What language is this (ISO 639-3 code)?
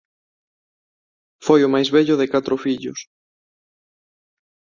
glg